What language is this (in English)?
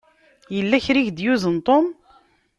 Kabyle